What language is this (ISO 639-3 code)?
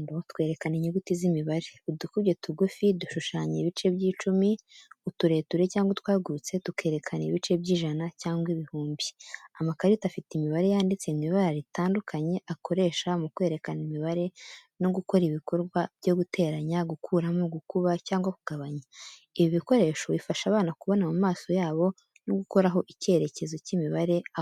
kin